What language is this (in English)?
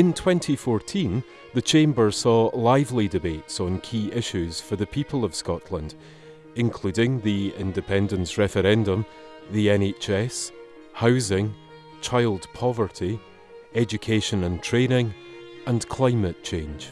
English